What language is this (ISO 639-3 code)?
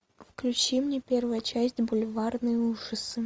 rus